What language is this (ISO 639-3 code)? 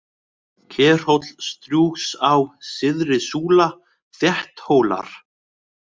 isl